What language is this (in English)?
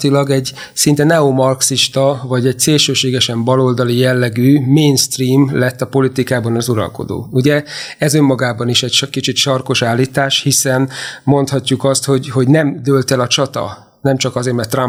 Hungarian